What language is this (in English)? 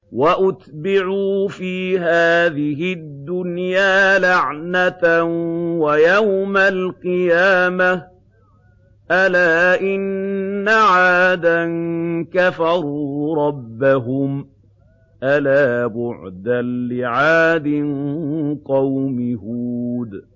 Arabic